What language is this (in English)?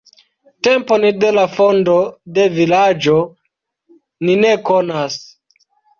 Esperanto